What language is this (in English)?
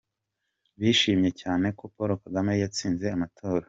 Kinyarwanda